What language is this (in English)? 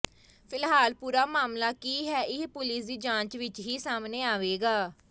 Punjabi